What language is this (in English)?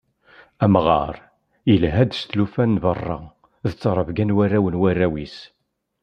Kabyle